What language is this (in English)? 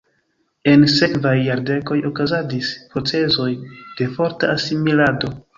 Esperanto